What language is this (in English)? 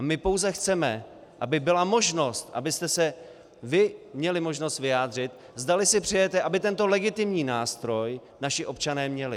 Czech